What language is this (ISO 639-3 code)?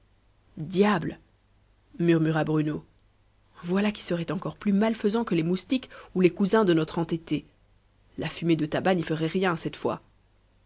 fra